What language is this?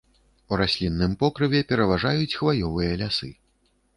Belarusian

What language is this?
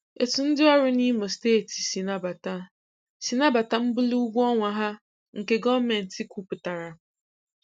Igbo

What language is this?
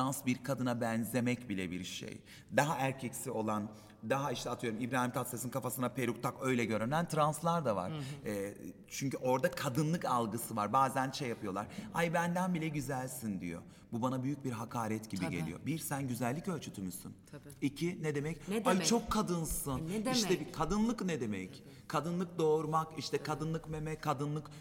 Turkish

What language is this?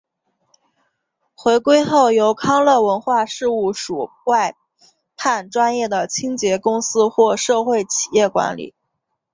Chinese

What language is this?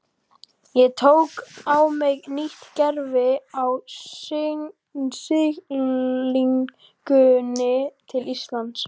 Icelandic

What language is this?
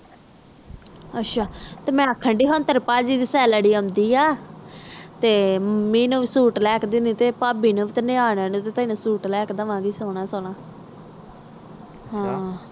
Punjabi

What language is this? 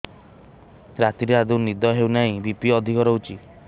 Odia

